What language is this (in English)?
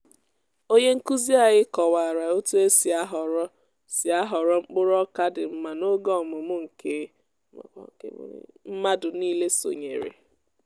Igbo